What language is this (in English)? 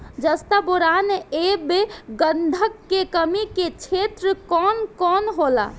Bhojpuri